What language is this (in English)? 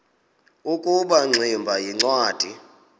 Xhosa